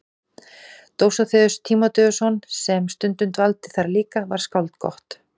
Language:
Icelandic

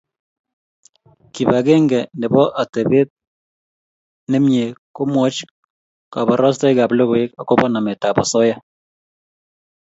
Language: Kalenjin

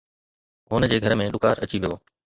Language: Sindhi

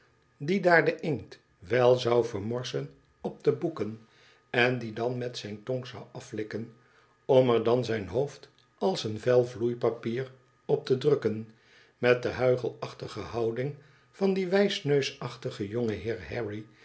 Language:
Dutch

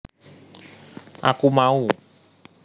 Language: Javanese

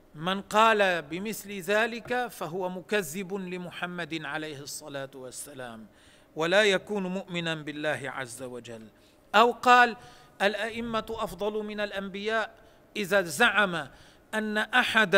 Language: Arabic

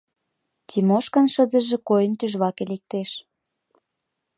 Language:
Mari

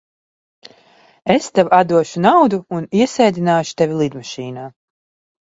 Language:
Latvian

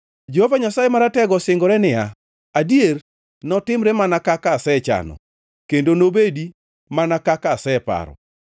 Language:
Luo (Kenya and Tanzania)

